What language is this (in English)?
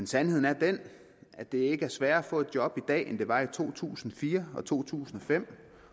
Danish